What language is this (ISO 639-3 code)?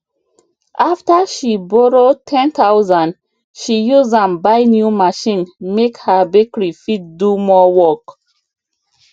pcm